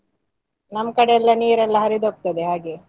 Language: Kannada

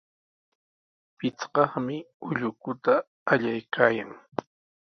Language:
Sihuas Ancash Quechua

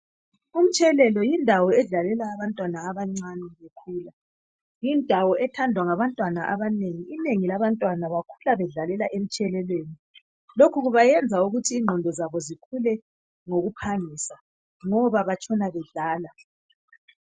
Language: North Ndebele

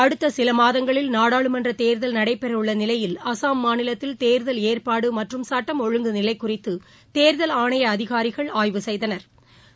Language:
Tamil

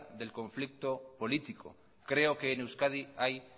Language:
Spanish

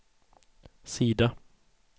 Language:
Swedish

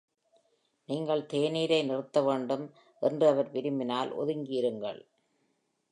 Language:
Tamil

